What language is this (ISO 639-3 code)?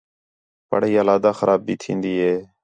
xhe